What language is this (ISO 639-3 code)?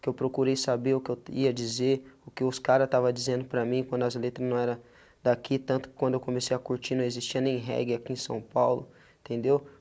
por